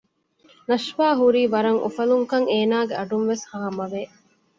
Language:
Divehi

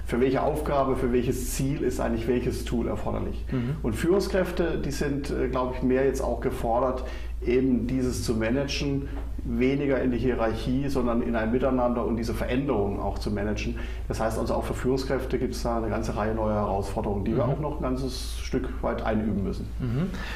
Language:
German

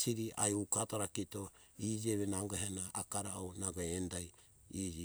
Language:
Hunjara-Kaina Ke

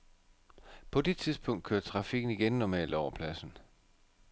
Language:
Danish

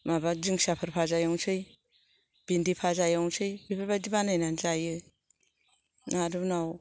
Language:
Bodo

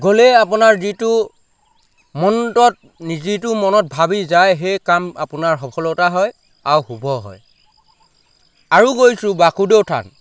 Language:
Assamese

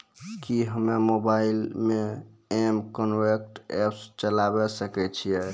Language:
Maithili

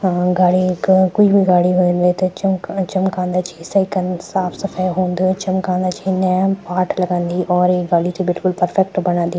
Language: Garhwali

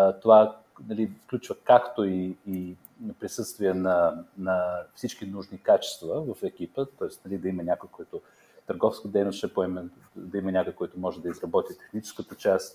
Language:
Bulgarian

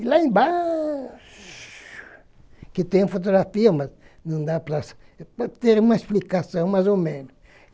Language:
Portuguese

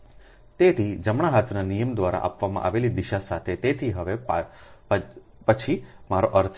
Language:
Gujarati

